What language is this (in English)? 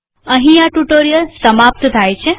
Gujarati